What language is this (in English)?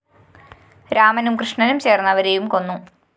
Malayalam